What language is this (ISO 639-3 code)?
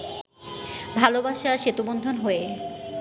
ben